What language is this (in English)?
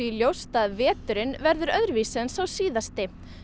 Icelandic